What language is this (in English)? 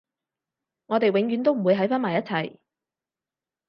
Cantonese